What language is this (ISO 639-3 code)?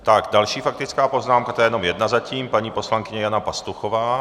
ces